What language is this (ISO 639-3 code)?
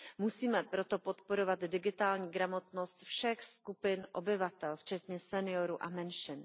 ces